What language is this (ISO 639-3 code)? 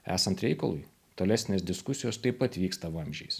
lit